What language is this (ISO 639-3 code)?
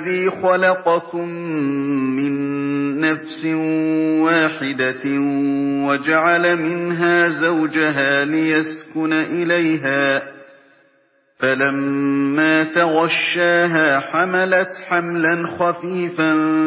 ara